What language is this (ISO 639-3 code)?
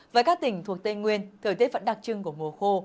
vie